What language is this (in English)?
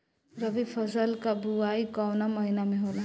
Bhojpuri